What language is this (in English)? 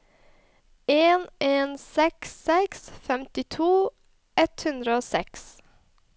Norwegian